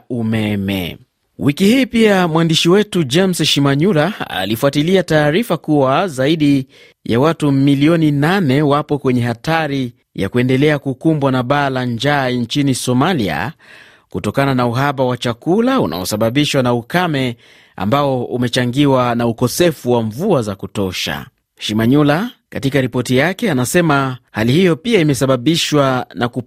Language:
Swahili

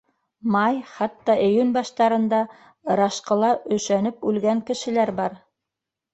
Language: Bashkir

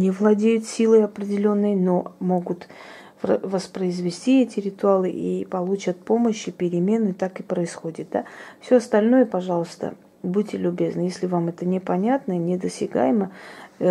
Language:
Russian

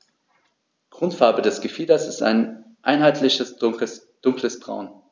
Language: German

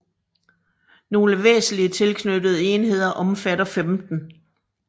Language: Danish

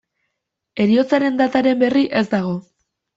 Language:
Basque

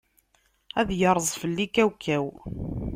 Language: Kabyle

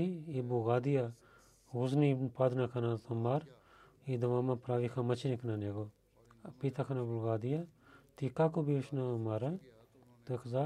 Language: Bulgarian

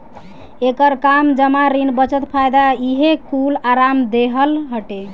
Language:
Bhojpuri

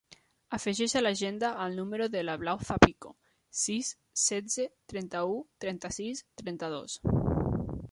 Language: Catalan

